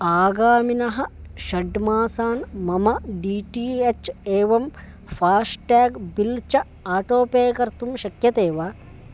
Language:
Sanskrit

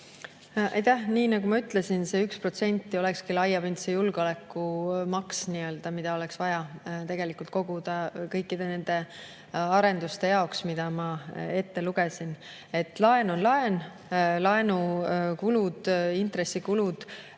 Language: Estonian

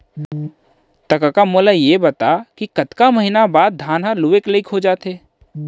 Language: Chhattisgarhi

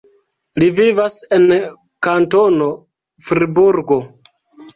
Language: Esperanto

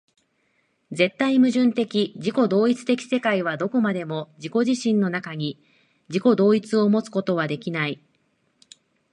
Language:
Japanese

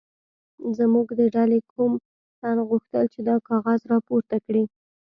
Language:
Pashto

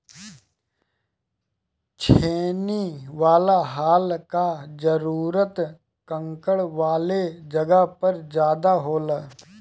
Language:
Bhojpuri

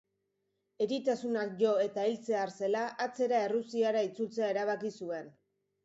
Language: Basque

